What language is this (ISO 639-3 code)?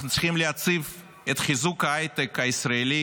heb